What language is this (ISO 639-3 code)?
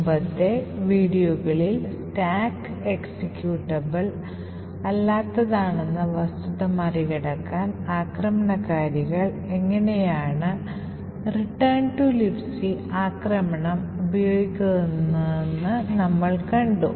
mal